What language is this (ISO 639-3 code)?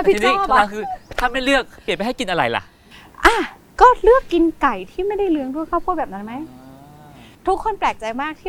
tha